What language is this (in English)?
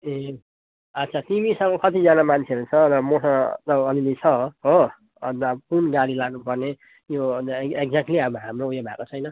Nepali